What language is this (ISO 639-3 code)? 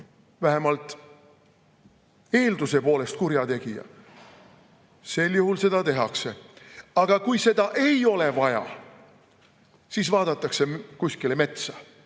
est